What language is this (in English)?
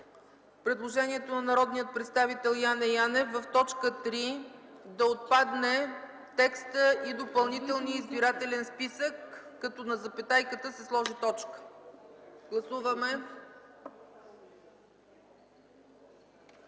Bulgarian